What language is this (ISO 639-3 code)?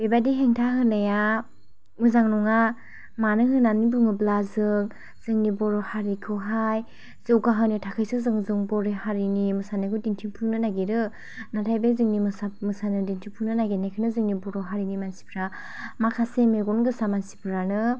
brx